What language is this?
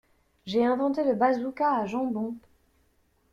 French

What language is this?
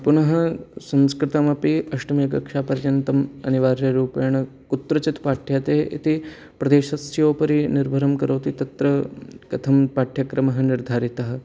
Sanskrit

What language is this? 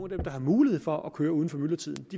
Danish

